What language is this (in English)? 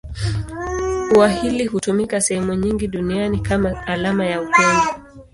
Swahili